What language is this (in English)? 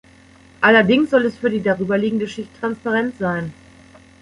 German